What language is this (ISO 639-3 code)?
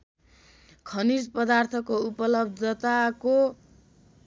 nep